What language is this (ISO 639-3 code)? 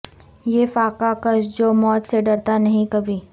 urd